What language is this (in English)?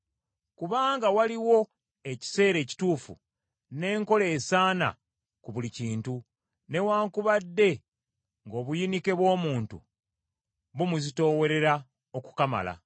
Ganda